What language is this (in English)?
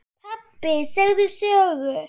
Icelandic